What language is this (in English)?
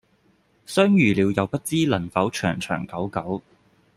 Cantonese